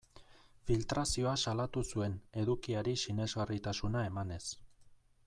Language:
Basque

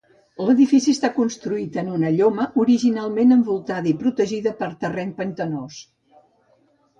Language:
Catalan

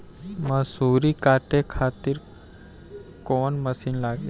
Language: Bhojpuri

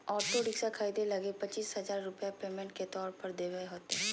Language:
Magahi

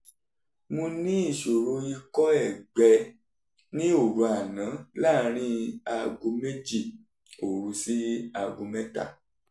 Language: Yoruba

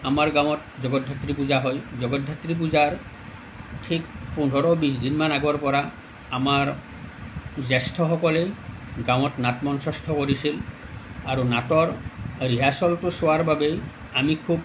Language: Assamese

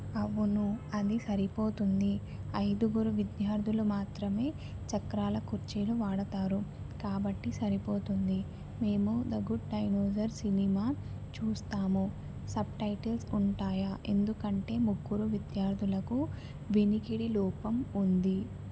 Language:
Telugu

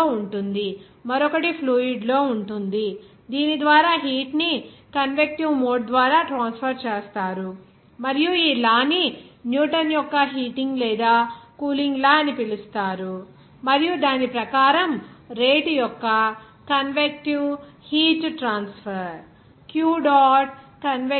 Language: Telugu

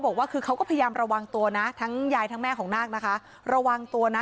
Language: Thai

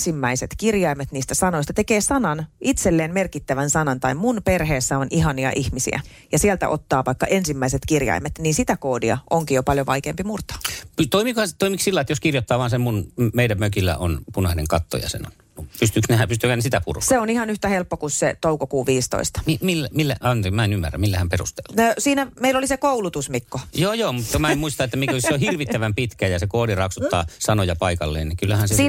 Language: Finnish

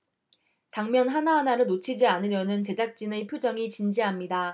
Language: Korean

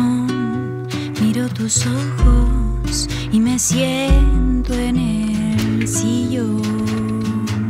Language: Spanish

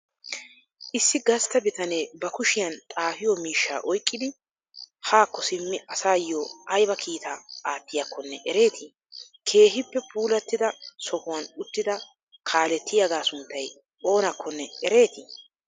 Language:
Wolaytta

